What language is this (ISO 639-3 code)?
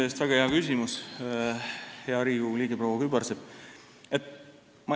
est